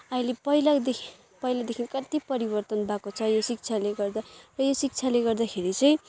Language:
Nepali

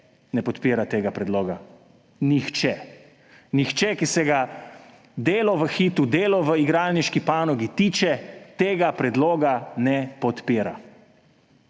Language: Slovenian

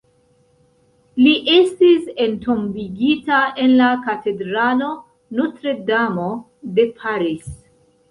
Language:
Esperanto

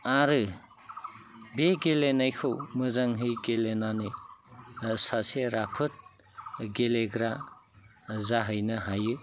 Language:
Bodo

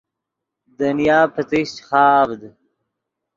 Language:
Yidgha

